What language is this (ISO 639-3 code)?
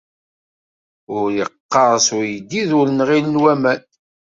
kab